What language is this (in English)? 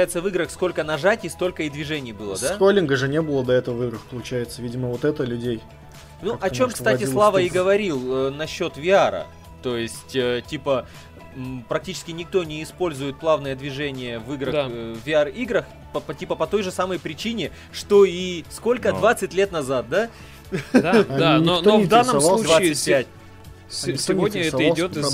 Russian